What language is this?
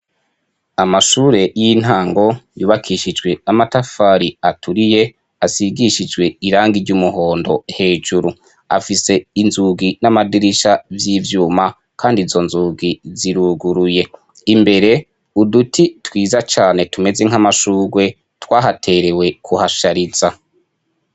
Rundi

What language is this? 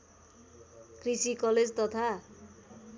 Nepali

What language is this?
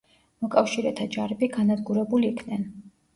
Georgian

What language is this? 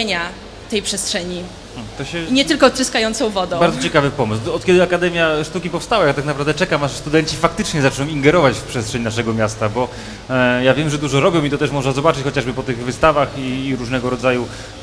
Polish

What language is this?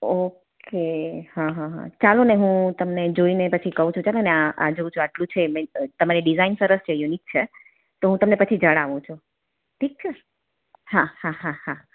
Gujarati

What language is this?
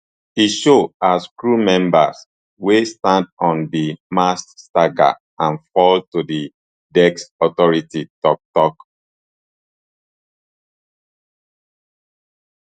Nigerian Pidgin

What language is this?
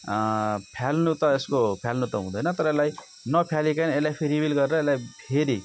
Nepali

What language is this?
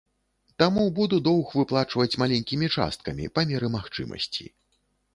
Belarusian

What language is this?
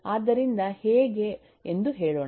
Kannada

